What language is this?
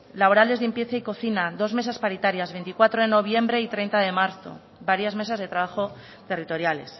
Spanish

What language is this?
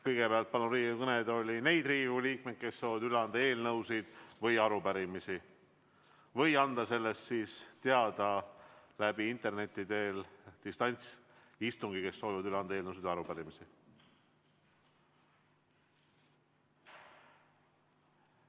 Estonian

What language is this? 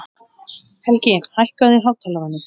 Icelandic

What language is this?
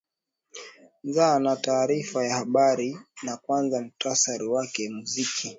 Swahili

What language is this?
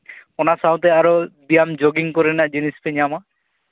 Santali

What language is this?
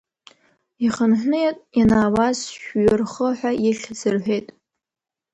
Abkhazian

